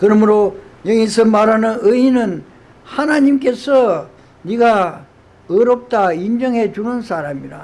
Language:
Korean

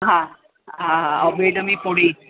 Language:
Sindhi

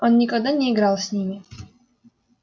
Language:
Russian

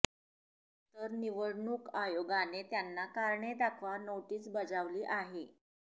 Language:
Marathi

